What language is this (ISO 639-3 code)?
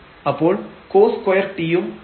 mal